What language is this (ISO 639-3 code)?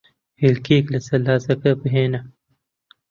ckb